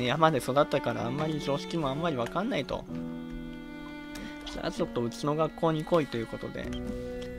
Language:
Japanese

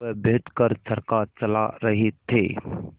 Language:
Hindi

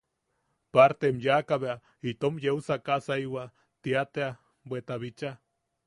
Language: Yaqui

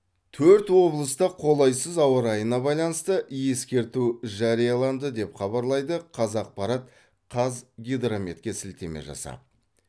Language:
Kazakh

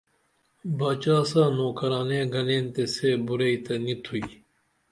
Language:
Dameli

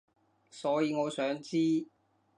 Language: Cantonese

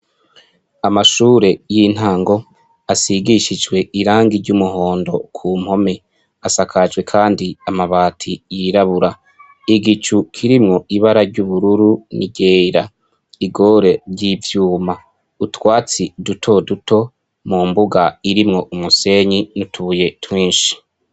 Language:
Rundi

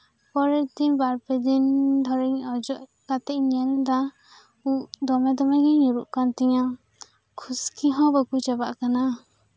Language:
Santali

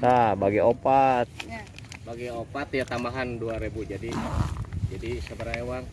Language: Indonesian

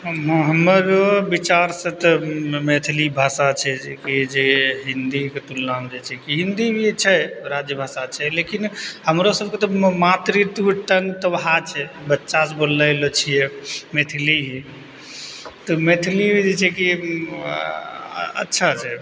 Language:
Maithili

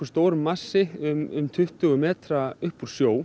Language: Icelandic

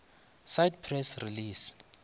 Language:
Northern Sotho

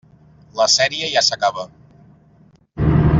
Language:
Catalan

